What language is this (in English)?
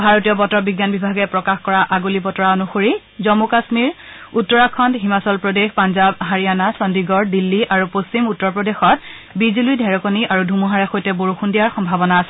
Assamese